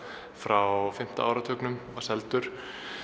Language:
Icelandic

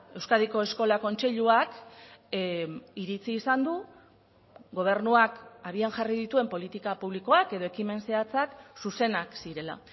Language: Basque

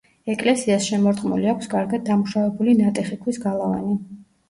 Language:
Georgian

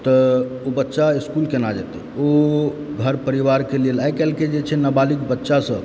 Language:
Maithili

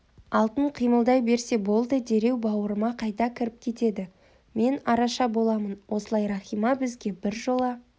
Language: Kazakh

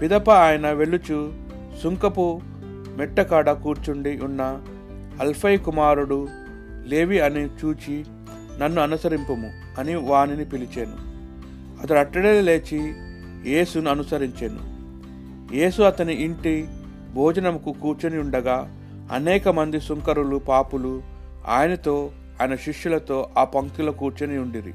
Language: Telugu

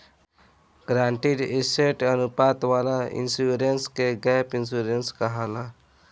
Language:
Bhojpuri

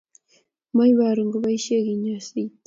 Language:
Kalenjin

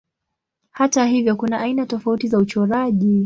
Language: Swahili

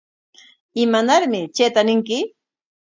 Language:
Corongo Ancash Quechua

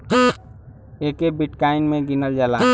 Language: Bhojpuri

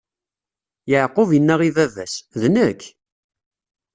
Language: Kabyle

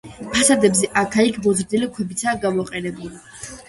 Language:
Georgian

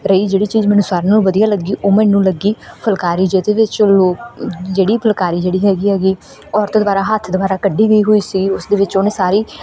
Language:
Punjabi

